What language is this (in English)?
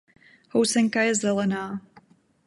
Czech